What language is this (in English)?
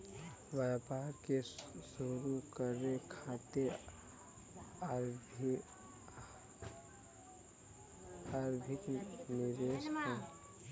Bhojpuri